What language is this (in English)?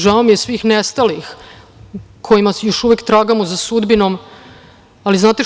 Serbian